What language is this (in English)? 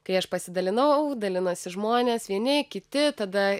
Lithuanian